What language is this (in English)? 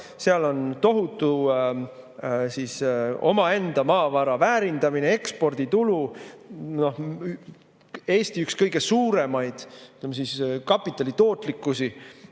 Estonian